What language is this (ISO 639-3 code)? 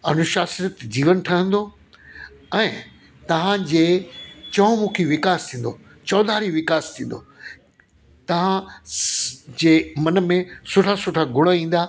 snd